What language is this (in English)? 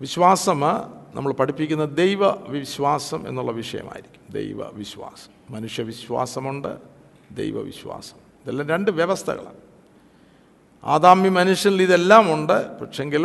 Malayalam